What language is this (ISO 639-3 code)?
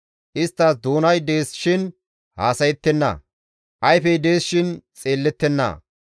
gmv